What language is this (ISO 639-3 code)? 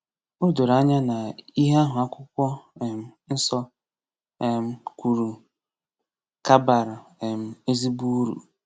ibo